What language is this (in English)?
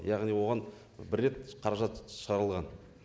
Kazakh